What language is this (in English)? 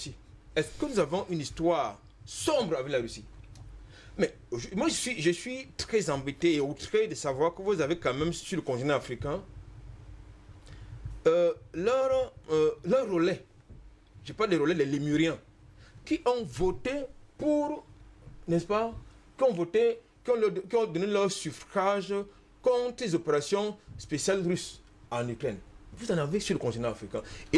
French